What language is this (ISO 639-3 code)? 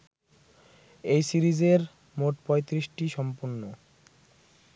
ben